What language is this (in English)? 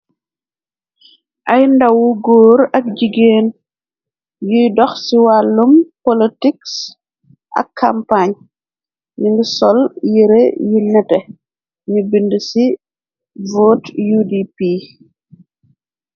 Wolof